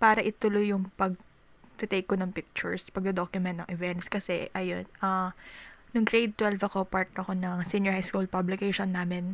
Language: Filipino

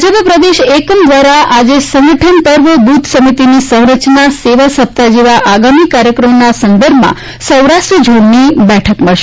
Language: Gujarati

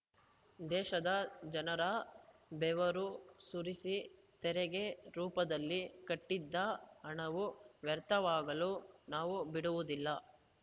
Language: Kannada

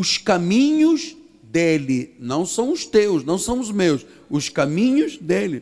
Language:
Portuguese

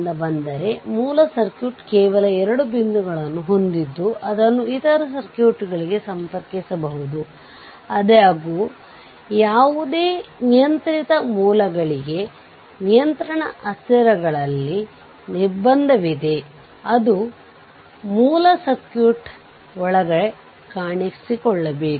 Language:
Kannada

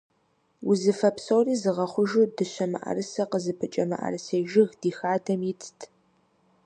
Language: Kabardian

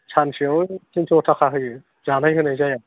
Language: Bodo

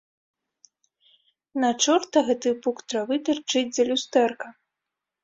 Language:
Belarusian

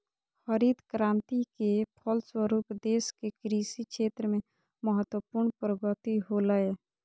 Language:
Magahi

